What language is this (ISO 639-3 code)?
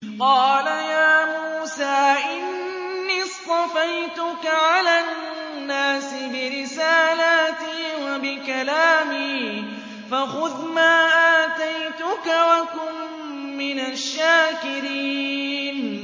ara